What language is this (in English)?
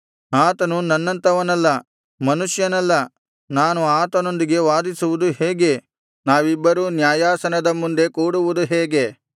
Kannada